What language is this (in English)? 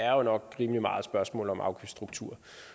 Danish